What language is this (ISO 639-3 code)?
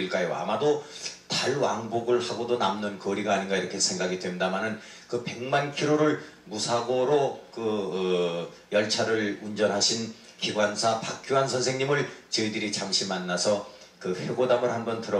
kor